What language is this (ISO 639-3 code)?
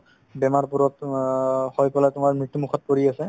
asm